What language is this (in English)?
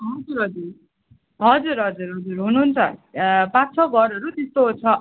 Nepali